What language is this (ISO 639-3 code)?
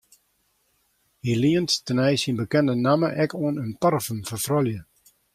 fry